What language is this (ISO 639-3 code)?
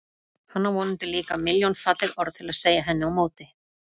isl